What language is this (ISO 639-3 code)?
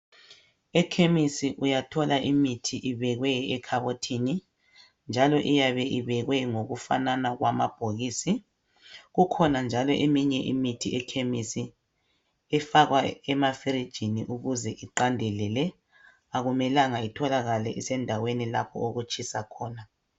nde